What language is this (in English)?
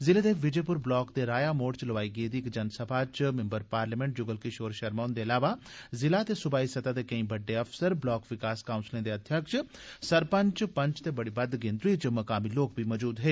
Dogri